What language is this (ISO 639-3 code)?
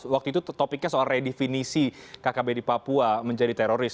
ind